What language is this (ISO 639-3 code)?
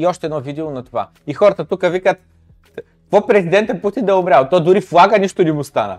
bul